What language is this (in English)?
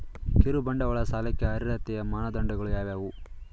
Kannada